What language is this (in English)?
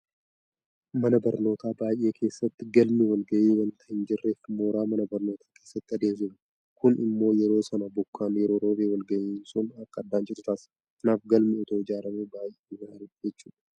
Oromo